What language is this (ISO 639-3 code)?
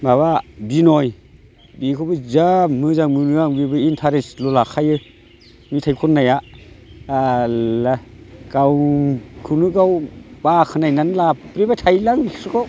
brx